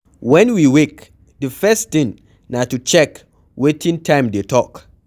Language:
Nigerian Pidgin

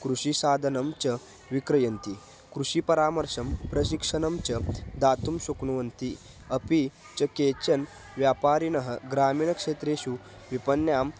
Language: Sanskrit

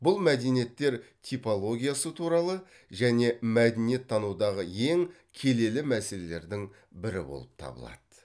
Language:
Kazakh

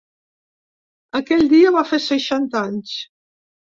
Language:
Catalan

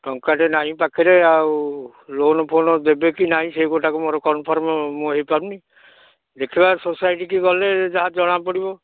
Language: Odia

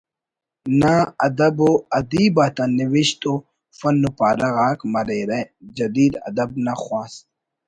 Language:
Brahui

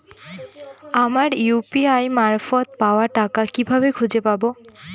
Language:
Bangla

